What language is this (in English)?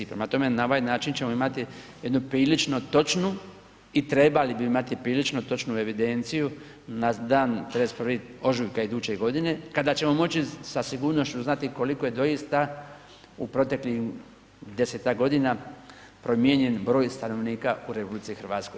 Croatian